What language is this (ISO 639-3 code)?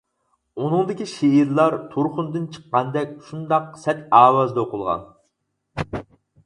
uig